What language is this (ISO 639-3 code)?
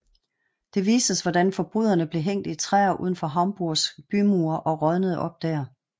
dan